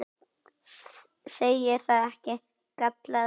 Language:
Icelandic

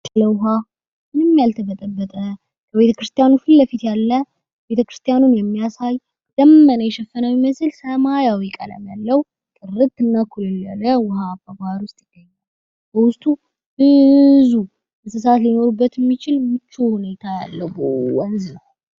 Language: Amharic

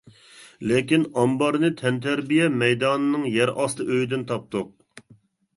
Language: Uyghur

